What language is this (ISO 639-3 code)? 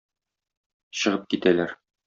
tat